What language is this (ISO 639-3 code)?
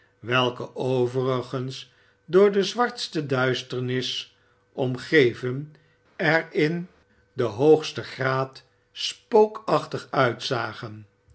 nld